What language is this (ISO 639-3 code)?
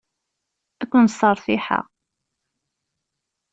kab